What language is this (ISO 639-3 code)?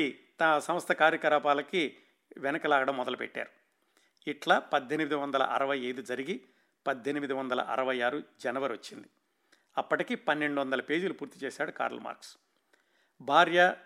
tel